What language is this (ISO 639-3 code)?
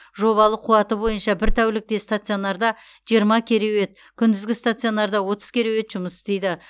kaz